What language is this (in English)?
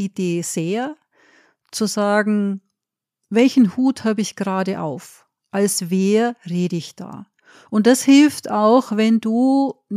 German